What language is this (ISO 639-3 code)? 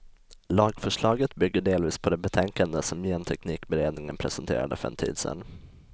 swe